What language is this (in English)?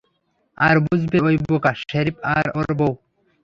Bangla